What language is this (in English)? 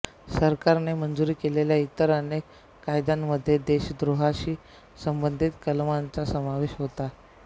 Marathi